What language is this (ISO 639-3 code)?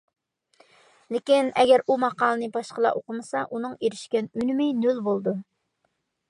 uig